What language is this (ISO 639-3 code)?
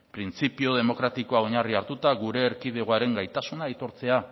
eus